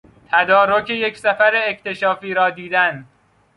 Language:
Persian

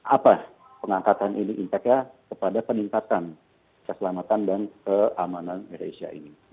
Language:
Indonesian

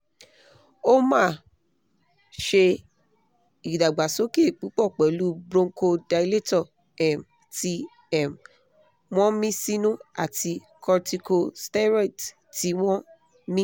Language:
Yoruba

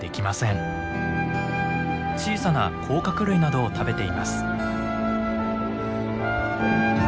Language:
Japanese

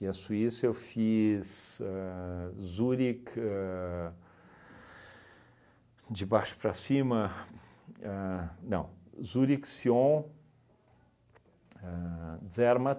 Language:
Portuguese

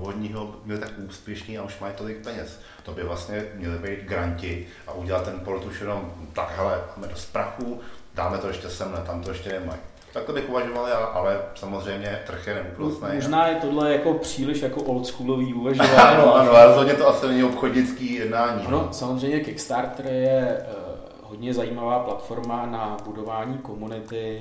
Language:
Czech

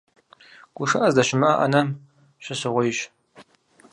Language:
Kabardian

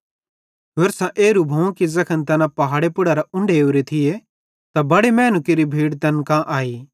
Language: Bhadrawahi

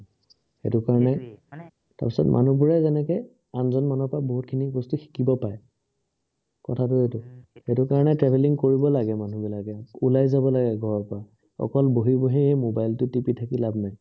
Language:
Assamese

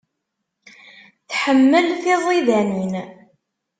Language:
Kabyle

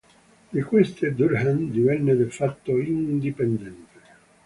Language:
Italian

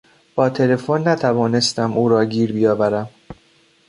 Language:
Persian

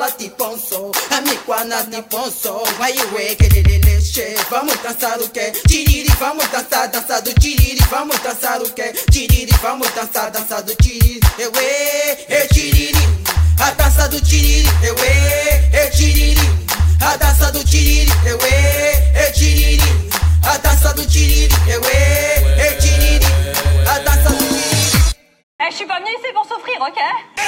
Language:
French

